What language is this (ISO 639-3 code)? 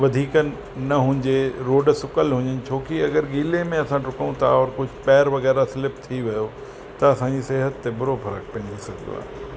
snd